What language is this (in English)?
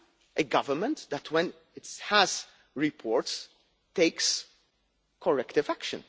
English